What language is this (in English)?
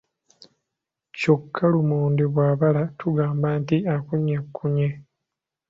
Ganda